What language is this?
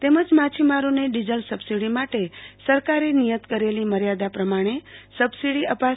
Gujarati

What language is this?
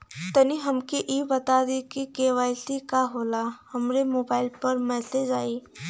Bhojpuri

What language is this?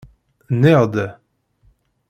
Kabyle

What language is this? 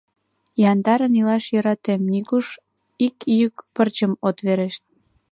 Mari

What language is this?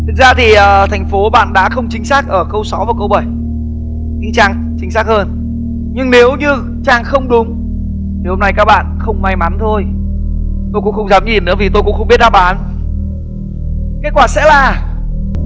Vietnamese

